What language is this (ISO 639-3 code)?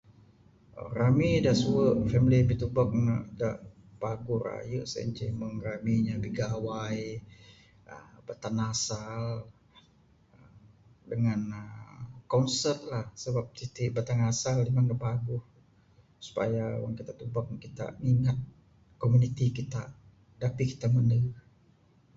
sdo